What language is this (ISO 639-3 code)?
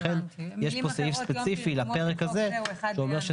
heb